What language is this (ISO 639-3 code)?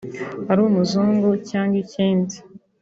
kin